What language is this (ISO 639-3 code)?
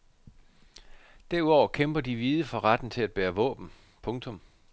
dan